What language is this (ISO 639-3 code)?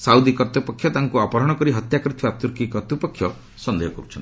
ori